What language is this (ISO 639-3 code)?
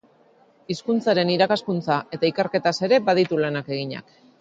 eus